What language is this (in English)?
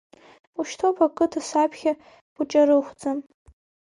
Abkhazian